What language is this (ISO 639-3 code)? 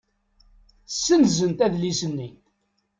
kab